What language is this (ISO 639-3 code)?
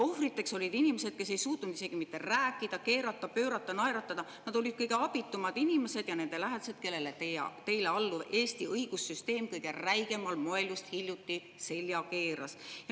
est